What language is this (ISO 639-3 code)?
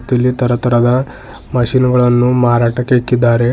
kan